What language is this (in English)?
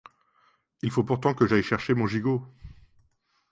French